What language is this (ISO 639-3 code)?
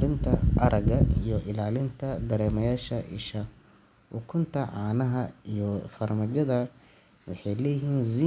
som